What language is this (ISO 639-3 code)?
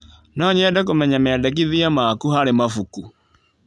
kik